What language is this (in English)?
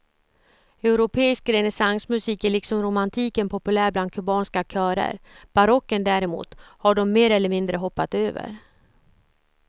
Swedish